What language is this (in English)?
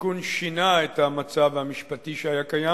Hebrew